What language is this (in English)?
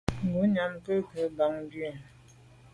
Medumba